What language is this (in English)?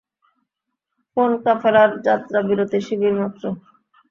Bangla